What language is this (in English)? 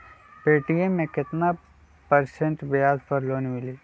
Magahi